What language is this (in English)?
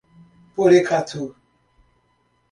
Portuguese